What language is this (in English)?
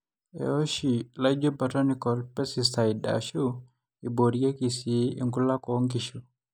Masai